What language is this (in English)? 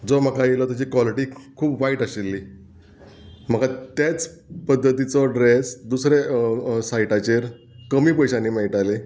Konkani